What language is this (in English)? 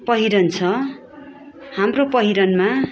Nepali